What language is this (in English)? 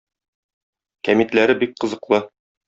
Tatar